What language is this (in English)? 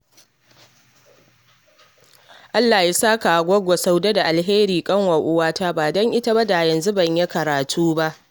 Hausa